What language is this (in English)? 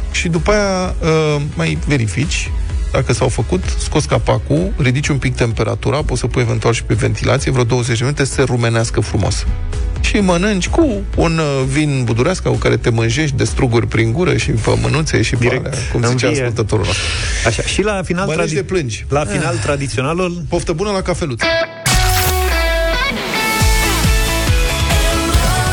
Romanian